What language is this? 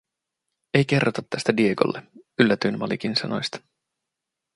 Finnish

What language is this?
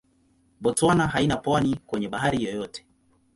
Swahili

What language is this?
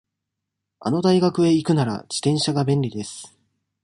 Japanese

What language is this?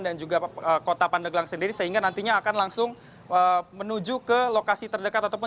Indonesian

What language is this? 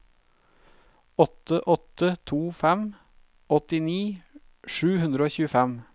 Norwegian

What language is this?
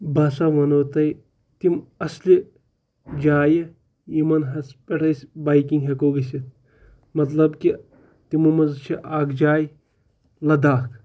Kashmiri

